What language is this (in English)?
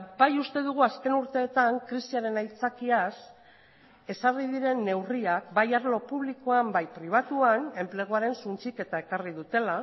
Basque